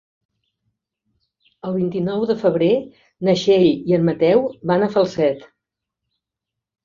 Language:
Catalan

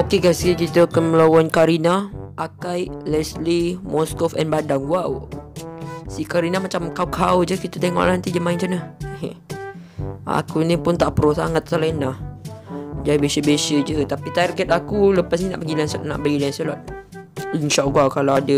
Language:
Malay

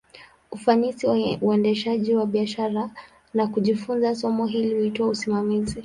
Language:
Swahili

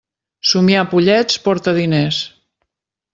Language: Catalan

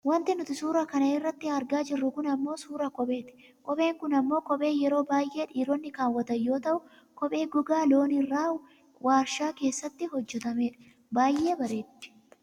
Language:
Oromo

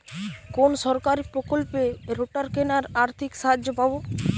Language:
Bangla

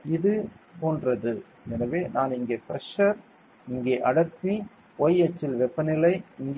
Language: Tamil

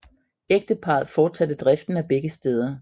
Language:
Danish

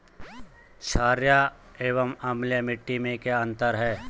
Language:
Hindi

